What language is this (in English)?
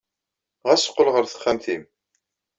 Kabyle